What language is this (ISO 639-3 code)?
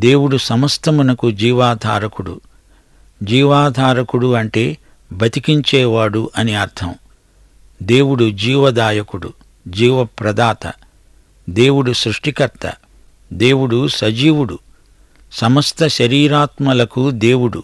tel